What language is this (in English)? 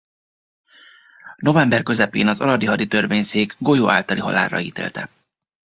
Hungarian